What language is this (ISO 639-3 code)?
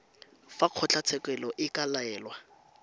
tsn